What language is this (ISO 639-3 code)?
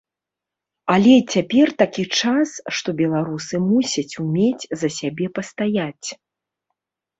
bel